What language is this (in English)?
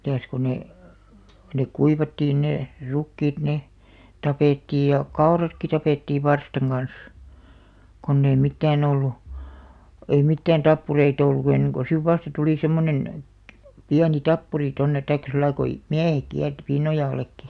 Finnish